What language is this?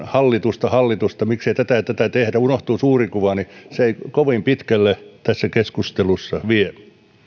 Finnish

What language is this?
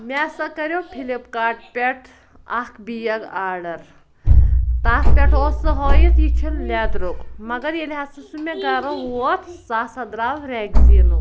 Kashmiri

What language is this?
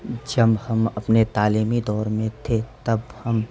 Urdu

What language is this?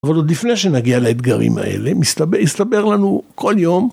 Hebrew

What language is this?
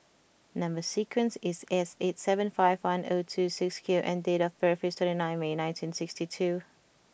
English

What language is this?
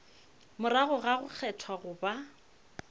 Northern Sotho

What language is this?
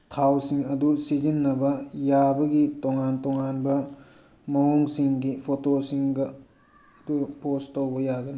Manipuri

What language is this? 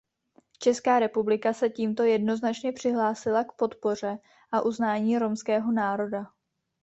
Czech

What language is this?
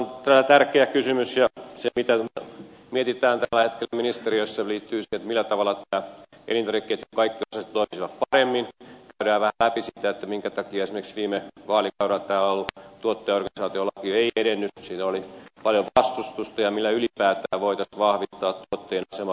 Finnish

